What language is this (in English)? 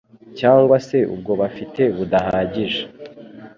Kinyarwanda